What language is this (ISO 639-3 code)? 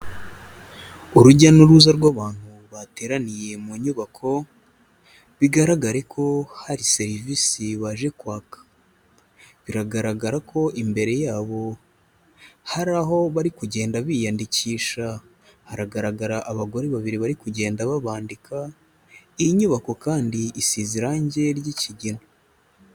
kin